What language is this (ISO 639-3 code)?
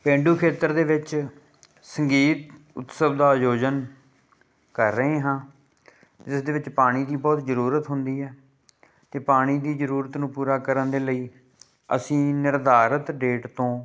pan